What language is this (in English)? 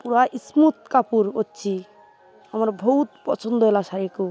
Odia